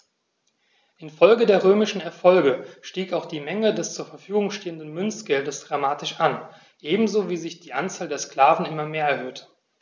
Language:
German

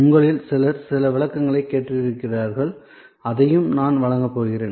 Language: Tamil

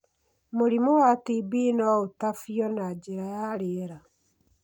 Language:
Kikuyu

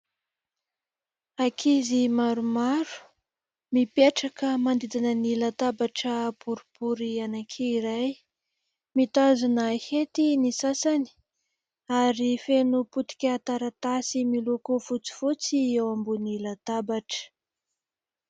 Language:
Malagasy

